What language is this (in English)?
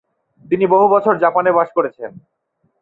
Bangla